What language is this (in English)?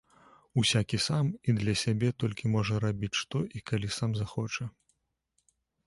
Belarusian